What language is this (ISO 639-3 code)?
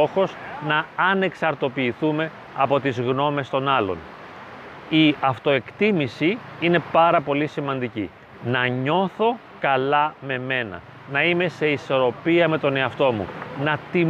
ell